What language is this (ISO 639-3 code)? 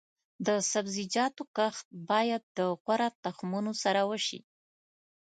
pus